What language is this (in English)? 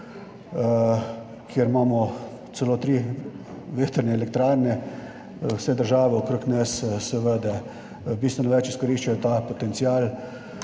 Slovenian